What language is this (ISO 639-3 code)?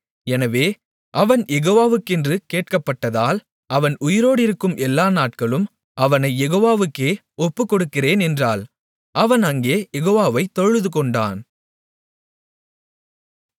tam